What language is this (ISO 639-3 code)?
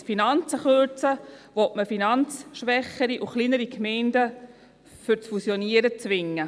gsw